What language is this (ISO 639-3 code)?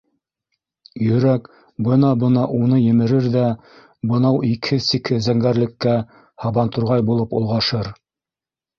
bak